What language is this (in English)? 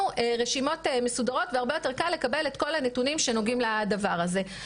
Hebrew